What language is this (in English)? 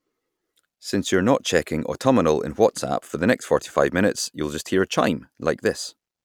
English